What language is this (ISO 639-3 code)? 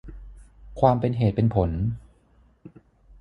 tha